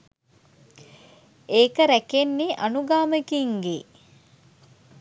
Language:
Sinhala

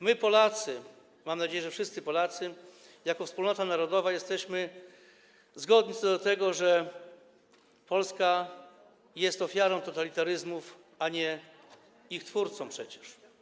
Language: Polish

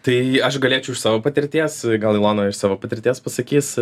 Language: Lithuanian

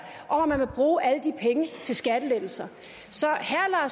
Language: Danish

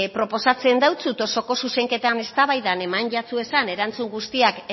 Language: Basque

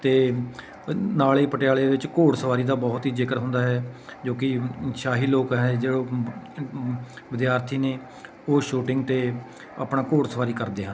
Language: Punjabi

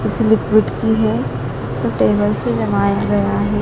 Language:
Hindi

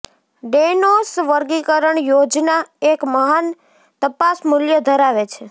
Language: Gujarati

